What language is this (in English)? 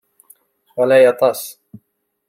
Kabyle